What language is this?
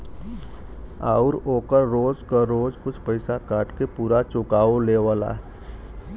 Bhojpuri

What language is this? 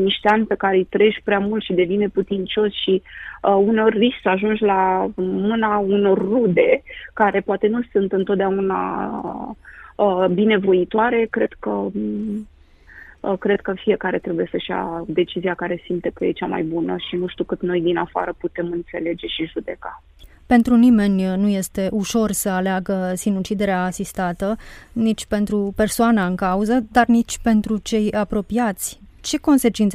Romanian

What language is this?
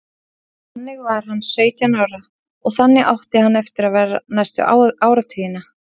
Icelandic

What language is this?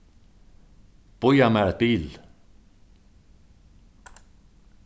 Faroese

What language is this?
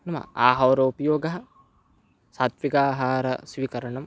Sanskrit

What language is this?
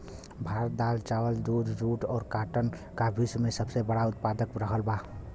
Bhojpuri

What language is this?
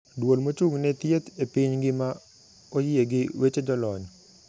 Luo (Kenya and Tanzania)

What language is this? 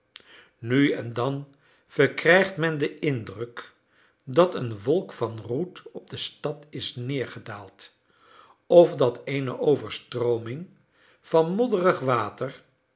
Dutch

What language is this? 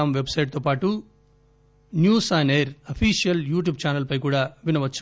Telugu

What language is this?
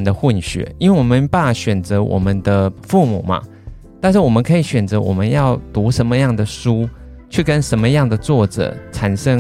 Chinese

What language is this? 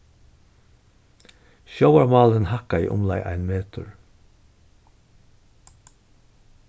Faroese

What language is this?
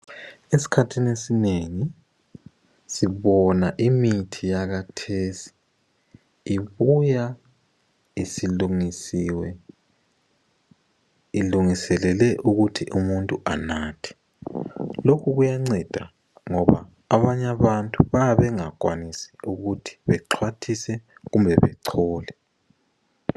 North Ndebele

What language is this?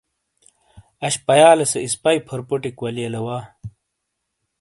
Shina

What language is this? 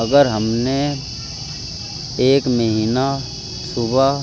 Urdu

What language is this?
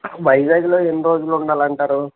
Telugu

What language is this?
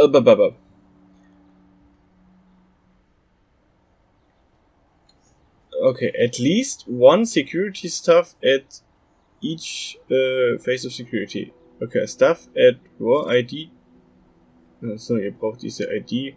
German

